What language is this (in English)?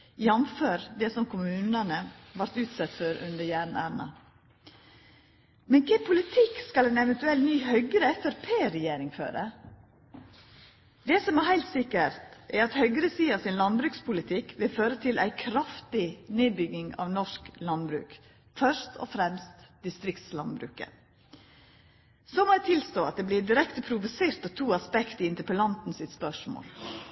Norwegian Nynorsk